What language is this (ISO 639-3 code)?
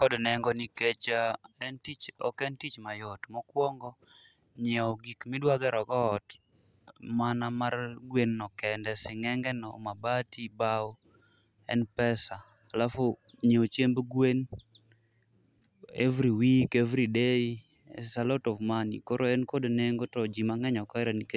luo